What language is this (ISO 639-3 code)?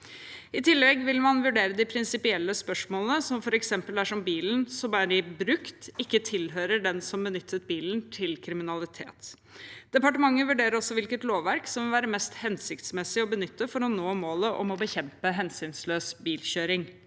nor